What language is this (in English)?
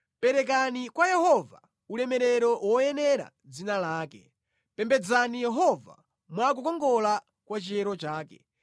Nyanja